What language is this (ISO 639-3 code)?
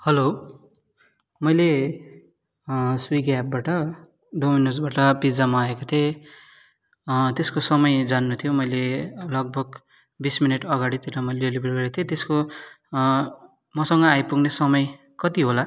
nep